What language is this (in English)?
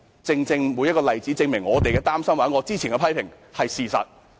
Cantonese